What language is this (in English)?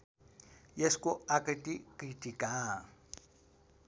Nepali